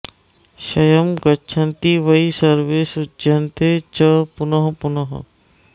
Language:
Sanskrit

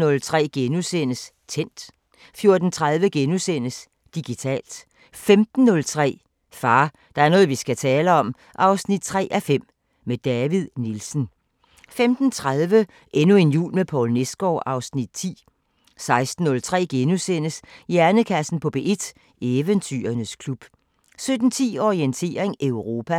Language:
Danish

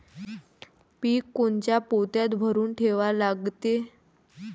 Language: Marathi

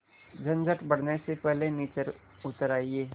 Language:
Hindi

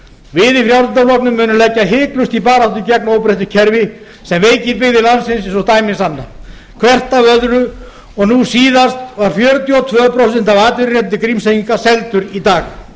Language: Icelandic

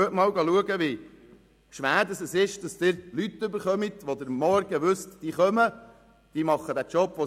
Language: Swiss German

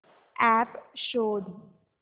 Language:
Marathi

